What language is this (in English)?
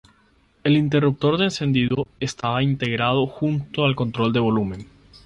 Spanish